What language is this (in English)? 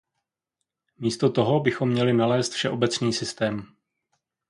Czech